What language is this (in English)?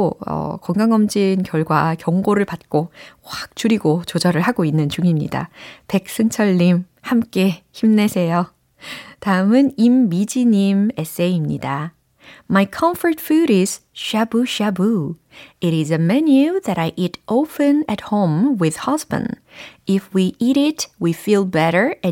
Korean